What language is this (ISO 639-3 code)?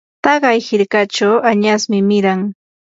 qur